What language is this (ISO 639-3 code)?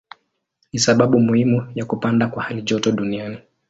swa